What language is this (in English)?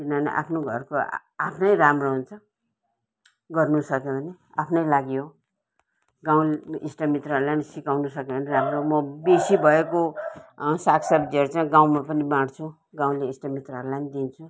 Nepali